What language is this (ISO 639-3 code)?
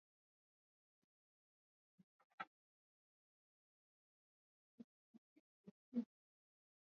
swa